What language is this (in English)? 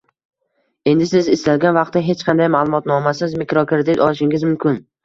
Uzbek